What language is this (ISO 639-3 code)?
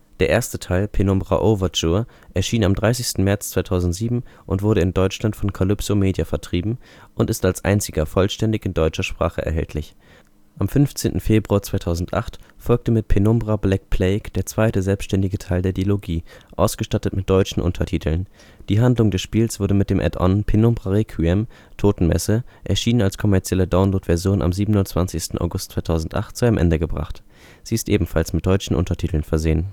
deu